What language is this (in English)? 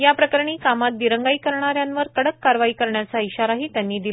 Marathi